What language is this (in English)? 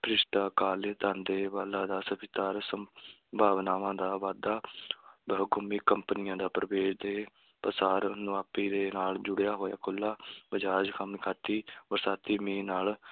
Punjabi